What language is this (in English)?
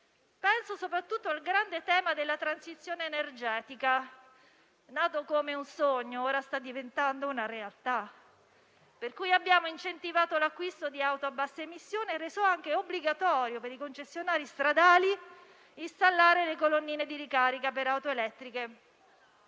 Italian